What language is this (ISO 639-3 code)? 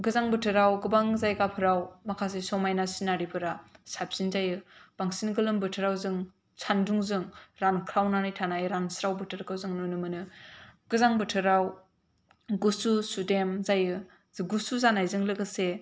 brx